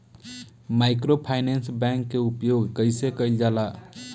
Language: Bhojpuri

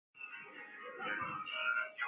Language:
Chinese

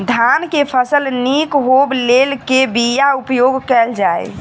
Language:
Maithili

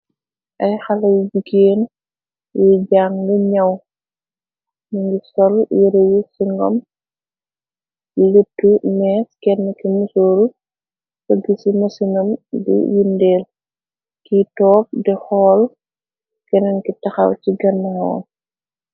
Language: Wolof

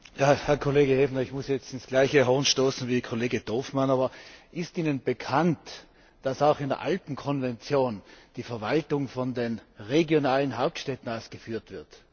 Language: German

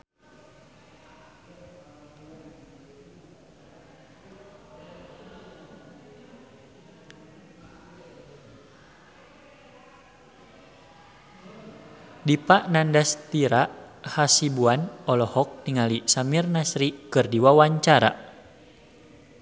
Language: Sundanese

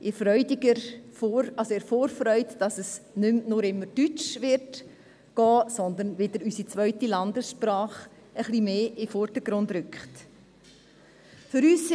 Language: Swiss German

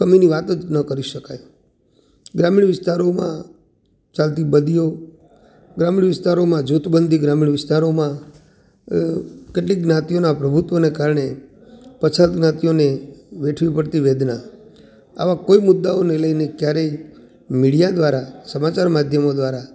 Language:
Gujarati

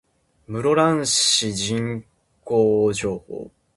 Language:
Japanese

